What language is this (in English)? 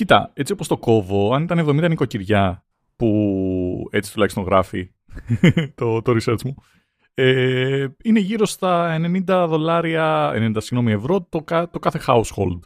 Greek